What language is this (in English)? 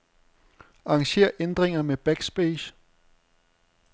Danish